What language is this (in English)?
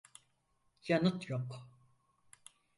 Turkish